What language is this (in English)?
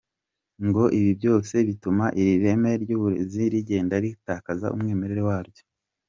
Kinyarwanda